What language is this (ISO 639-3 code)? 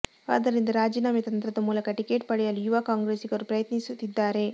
kan